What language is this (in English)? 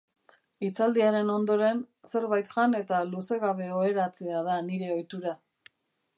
Basque